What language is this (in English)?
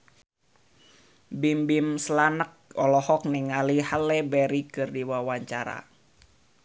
Sundanese